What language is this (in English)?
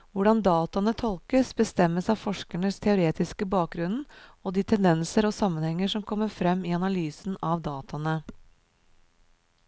Norwegian